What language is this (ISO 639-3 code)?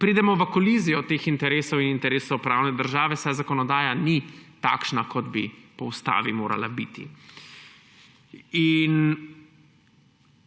slv